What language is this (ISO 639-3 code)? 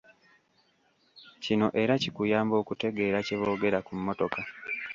lug